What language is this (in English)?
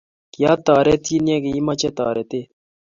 Kalenjin